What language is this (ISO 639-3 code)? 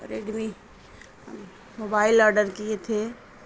urd